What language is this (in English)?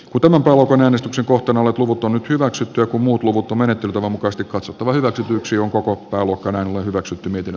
Finnish